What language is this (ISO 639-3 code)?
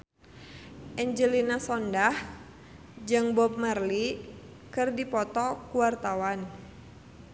sun